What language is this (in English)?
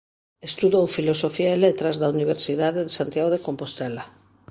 Galician